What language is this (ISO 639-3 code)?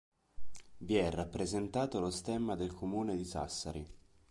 ita